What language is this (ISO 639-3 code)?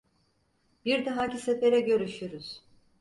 tur